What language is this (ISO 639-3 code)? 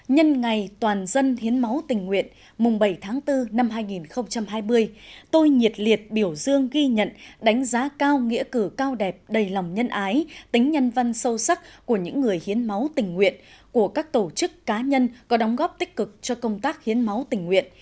vie